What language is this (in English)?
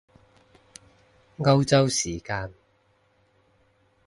Cantonese